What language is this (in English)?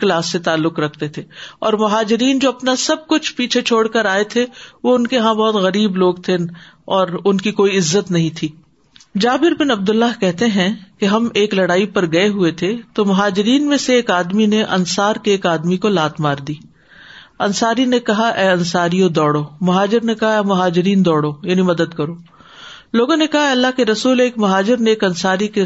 Urdu